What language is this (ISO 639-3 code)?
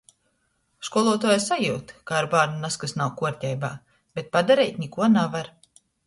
ltg